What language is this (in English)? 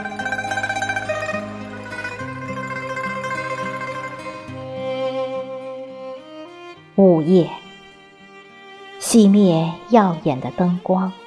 Chinese